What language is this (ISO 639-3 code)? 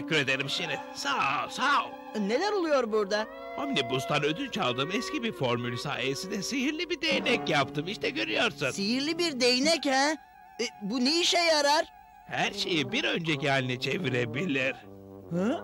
tur